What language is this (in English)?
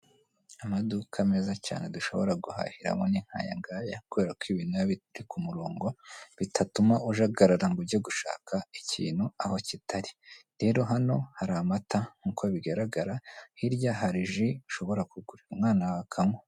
Kinyarwanda